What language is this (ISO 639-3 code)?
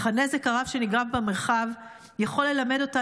heb